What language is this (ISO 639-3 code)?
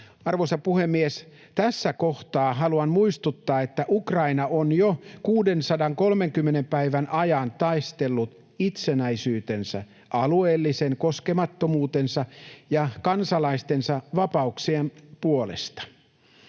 fin